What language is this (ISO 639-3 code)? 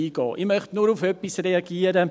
gsw